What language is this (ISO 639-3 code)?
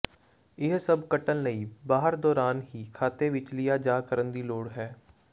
pan